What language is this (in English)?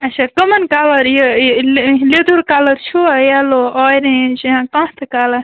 Kashmiri